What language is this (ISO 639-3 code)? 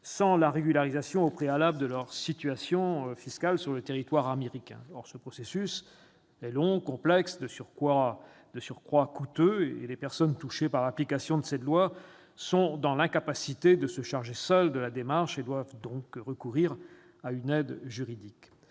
fra